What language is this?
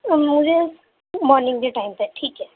Urdu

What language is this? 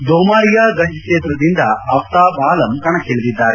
Kannada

